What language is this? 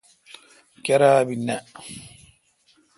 Kalkoti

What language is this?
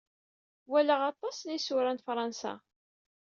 Kabyle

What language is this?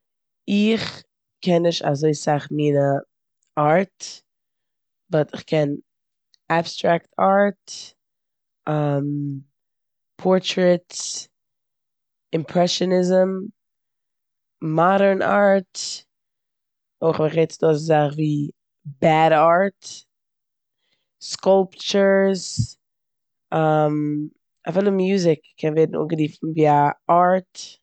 Yiddish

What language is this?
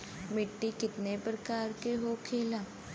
Bhojpuri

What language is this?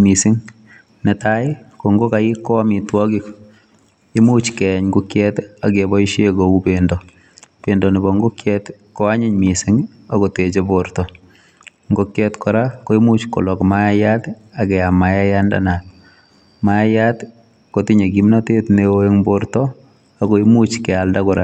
Kalenjin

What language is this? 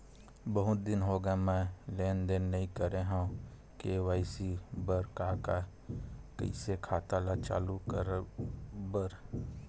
Chhattisgarhi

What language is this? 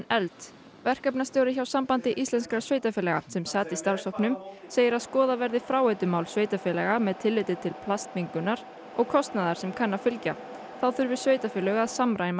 Icelandic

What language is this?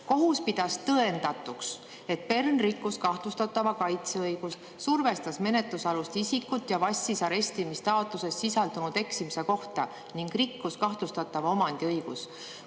Estonian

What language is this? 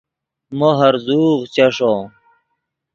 Yidgha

